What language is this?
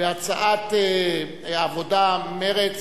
Hebrew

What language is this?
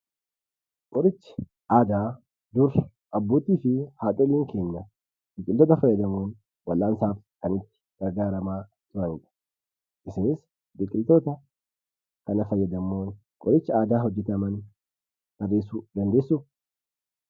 Oromo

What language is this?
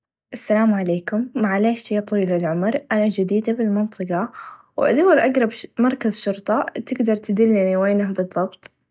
Najdi Arabic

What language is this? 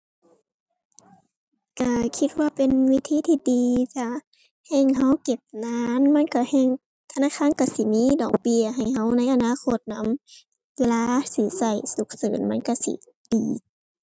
Thai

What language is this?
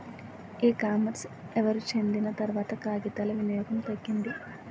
Telugu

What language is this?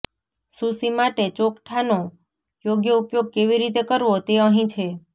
Gujarati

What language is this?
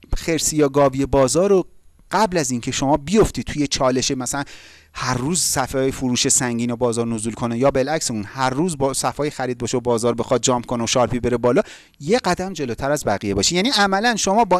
Persian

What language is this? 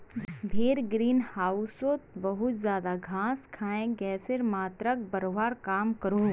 Magahi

